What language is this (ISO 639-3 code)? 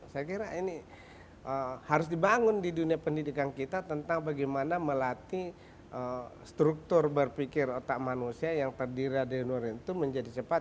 ind